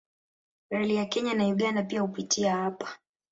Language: Swahili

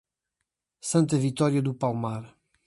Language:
Portuguese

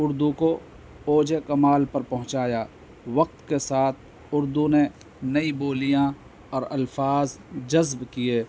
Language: Urdu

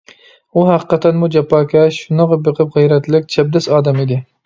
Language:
Uyghur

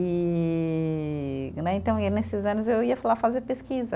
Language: Portuguese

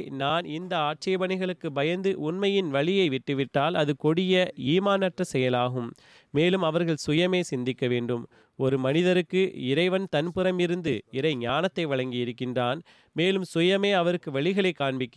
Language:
Tamil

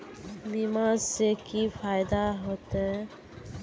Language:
Magahi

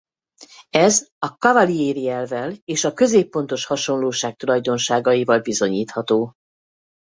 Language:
Hungarian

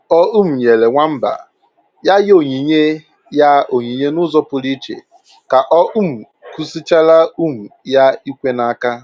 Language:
Igbo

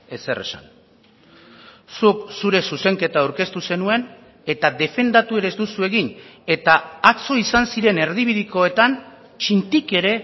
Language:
Basque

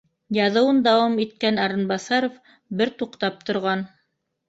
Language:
Bashkir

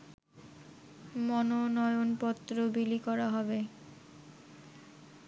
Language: Bangla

